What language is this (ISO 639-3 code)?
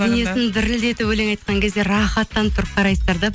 kaz